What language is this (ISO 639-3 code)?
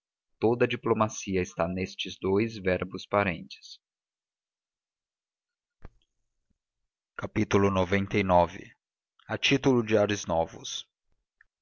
por